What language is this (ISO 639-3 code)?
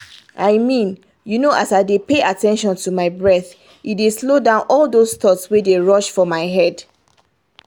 pcm